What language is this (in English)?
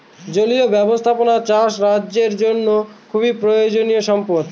Bangla